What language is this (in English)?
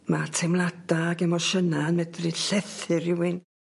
Welsh